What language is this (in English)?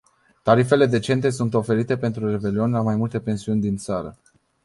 Romanian